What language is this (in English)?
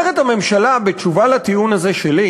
Hebrew